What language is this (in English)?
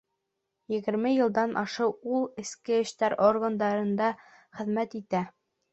Bashkir